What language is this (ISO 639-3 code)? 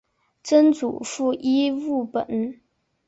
zho